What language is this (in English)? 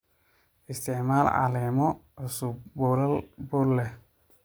Somali